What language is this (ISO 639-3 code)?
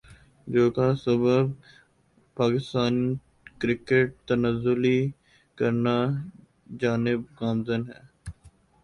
urd